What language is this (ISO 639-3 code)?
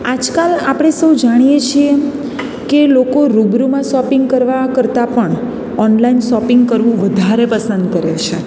guj